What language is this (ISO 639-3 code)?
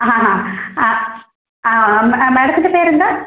mal